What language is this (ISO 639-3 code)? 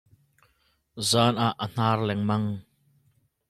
cnh